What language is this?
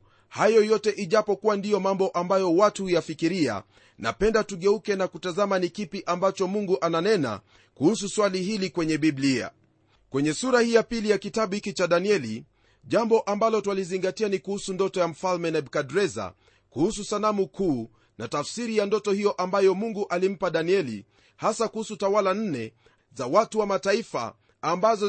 Swahili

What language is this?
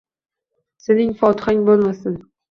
Uzbek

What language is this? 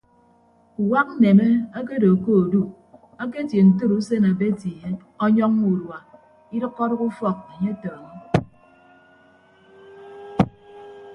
Ibibio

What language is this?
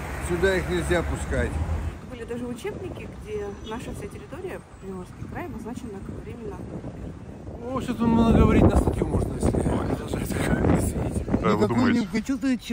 Russian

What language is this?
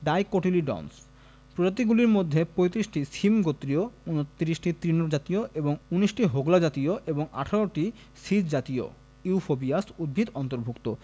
Bangla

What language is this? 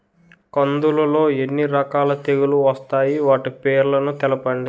Telugu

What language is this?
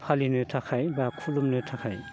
Bodo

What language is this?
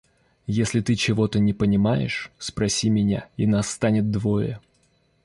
Russian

